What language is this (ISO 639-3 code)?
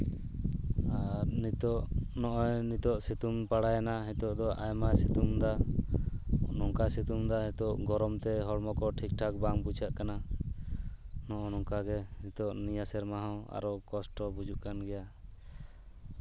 sat